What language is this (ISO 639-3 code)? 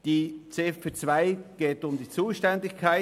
gsw